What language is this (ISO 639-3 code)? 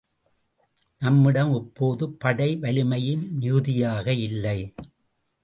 tam